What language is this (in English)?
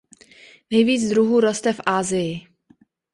Czech